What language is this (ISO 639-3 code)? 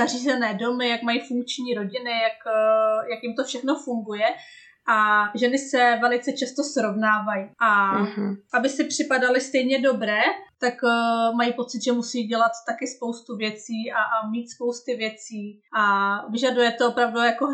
ces